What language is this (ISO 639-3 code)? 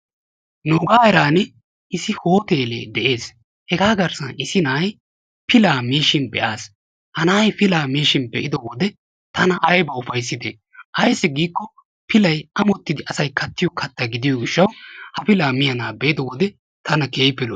wal